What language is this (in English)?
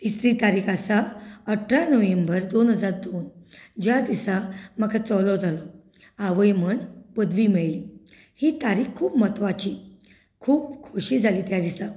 Konkani